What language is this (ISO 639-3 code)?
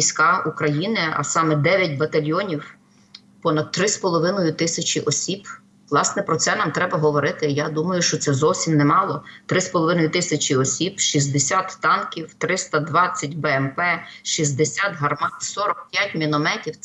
ukr